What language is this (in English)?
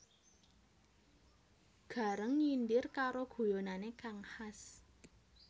Javanese